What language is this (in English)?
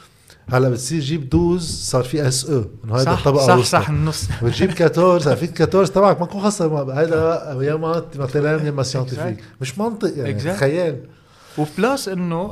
Arabic